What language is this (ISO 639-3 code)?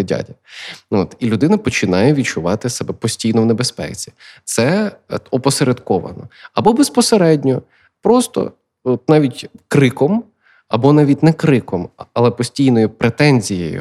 ukr